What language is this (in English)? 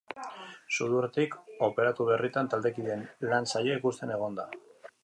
Basque